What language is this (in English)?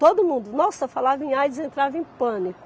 Portuguese